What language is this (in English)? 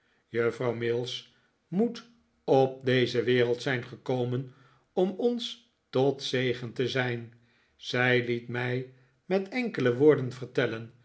Dutch